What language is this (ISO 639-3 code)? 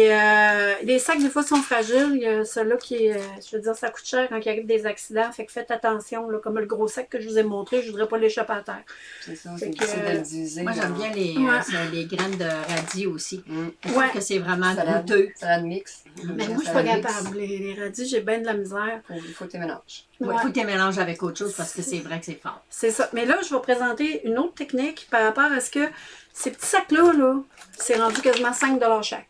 fra